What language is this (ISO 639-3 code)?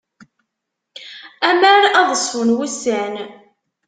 kab